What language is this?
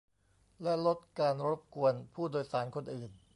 Thai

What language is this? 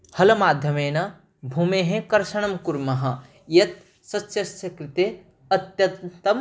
Sanskrit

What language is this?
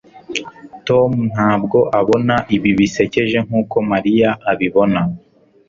Kinyarwanda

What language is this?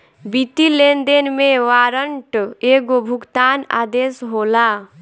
Bhojpuri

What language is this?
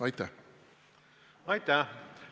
Estonian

